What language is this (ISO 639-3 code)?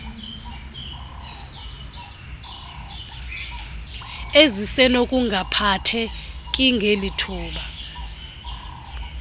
xho